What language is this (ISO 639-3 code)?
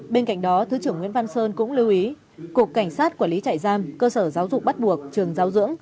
vie